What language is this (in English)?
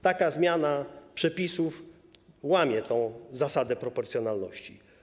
Polish